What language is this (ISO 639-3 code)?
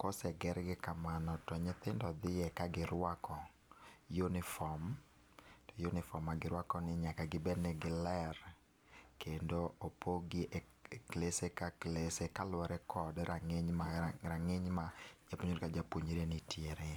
luo